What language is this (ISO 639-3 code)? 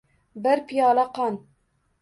uzb